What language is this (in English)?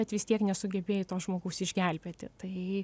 Lithuanian